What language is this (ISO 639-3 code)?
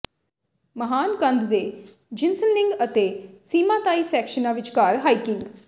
pan